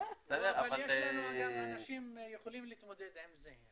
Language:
Hebrew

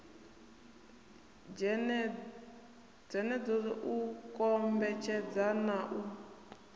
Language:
Venda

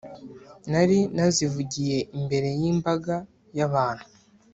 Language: Kinyarwanda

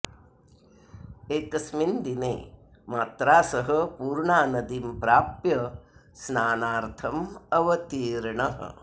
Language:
Sanskrit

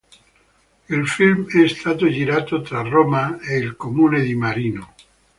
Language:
Italian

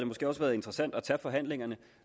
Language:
Danish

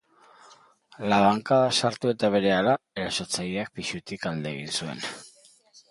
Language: Basque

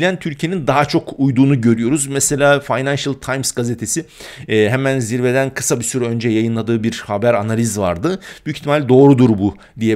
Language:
Turkish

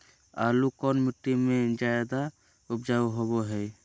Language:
Magahi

